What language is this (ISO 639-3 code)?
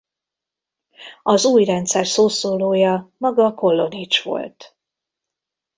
hun